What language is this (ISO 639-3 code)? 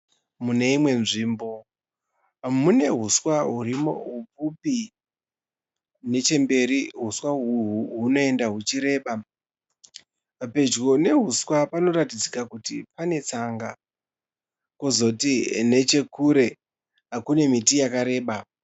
sna